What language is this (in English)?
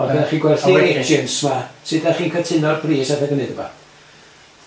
Welsh